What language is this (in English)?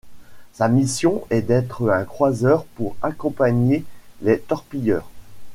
French